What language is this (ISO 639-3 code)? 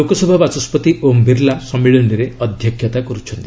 ori